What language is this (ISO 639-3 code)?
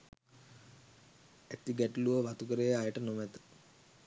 sin